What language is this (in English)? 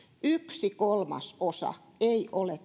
Finnish